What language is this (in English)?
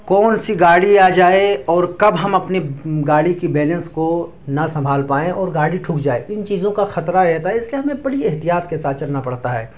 Urdu